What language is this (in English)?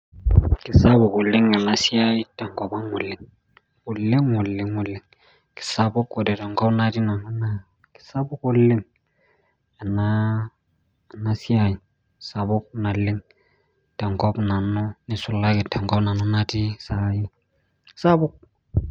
Masai